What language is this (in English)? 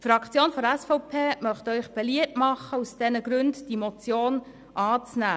Swiss German